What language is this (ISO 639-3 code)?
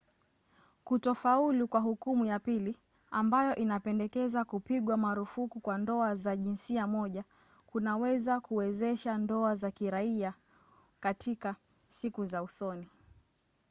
swa